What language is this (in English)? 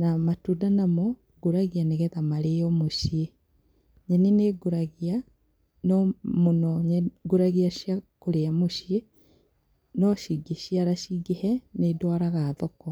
Kikuyu